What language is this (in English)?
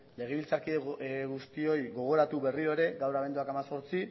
Basque